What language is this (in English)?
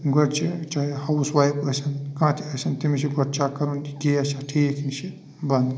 Kashmiri